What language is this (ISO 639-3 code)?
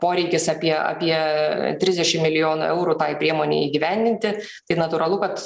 lit